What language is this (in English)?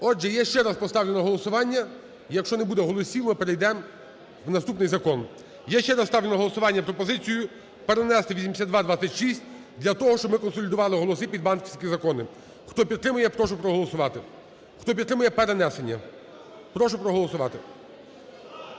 Ukrainian